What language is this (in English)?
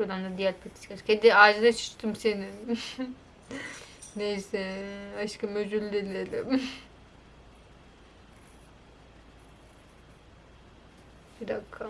Turkish